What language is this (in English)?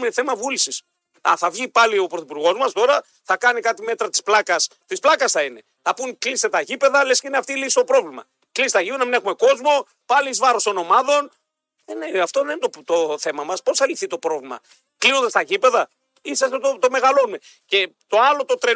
Greek